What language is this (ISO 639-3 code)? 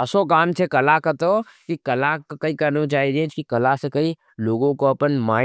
noe